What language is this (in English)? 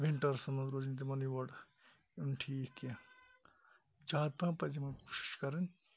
Kashmiri